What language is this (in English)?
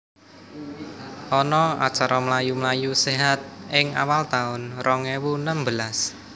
Javanese